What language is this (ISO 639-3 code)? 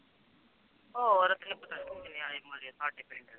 pan